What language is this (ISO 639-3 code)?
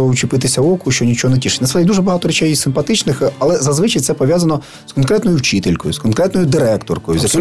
ukr